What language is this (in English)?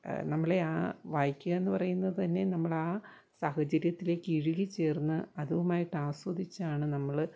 Malayalam